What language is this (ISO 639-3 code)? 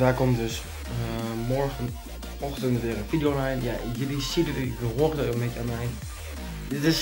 nld